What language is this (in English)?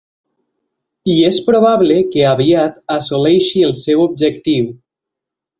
Catalan